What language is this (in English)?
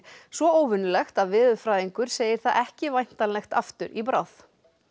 Icelandic